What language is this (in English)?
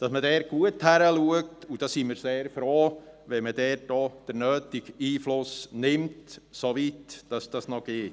Swiss German